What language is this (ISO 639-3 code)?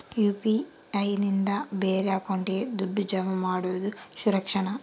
kan